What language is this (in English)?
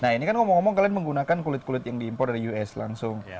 Indonesian